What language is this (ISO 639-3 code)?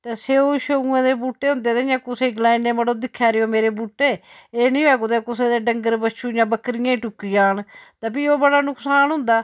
doi